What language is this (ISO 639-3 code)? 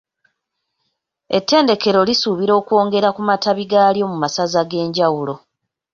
lug